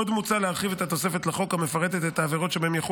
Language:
Hebrew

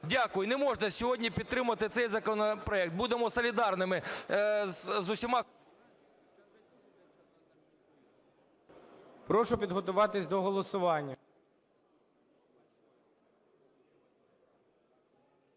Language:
Ukrainian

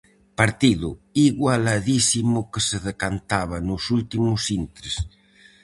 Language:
Galician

